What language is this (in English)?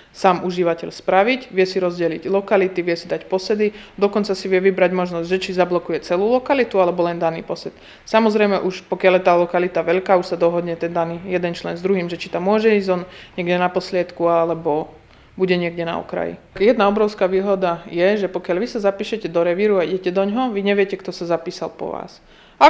Slovak